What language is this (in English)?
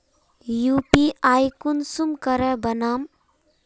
Magahi